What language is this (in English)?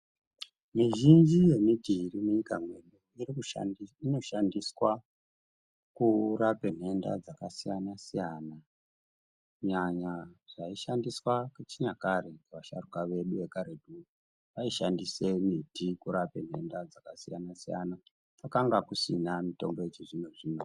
Ndau